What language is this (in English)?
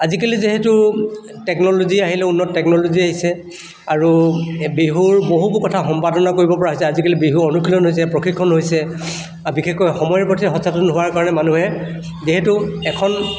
Assamese